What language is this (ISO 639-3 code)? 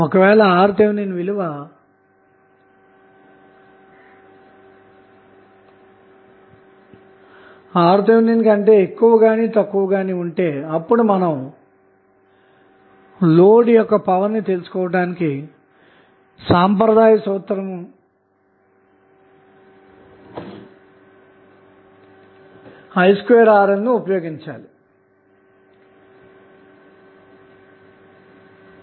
tel